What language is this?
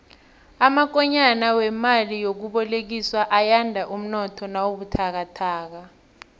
South Ndebele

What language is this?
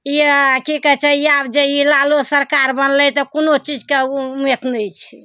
Maithili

